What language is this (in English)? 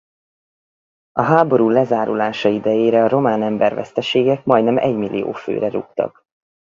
Hungarian